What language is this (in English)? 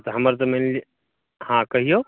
Maithili